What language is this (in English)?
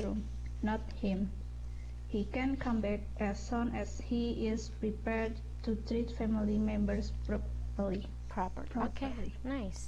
Indonesian